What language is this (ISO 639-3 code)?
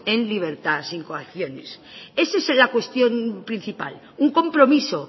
spa